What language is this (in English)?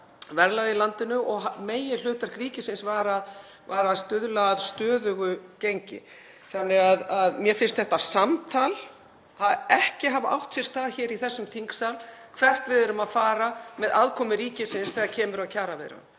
Icelandic